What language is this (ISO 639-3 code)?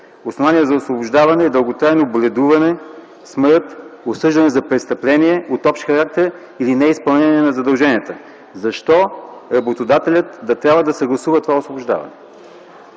bul